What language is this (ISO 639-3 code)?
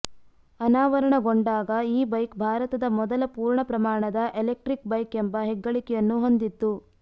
kan